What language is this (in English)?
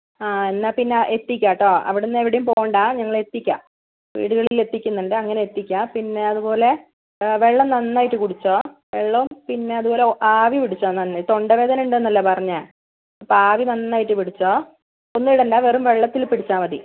Malayalam